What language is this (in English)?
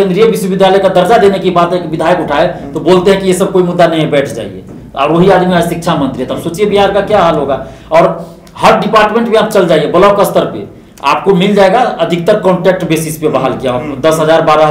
Hindi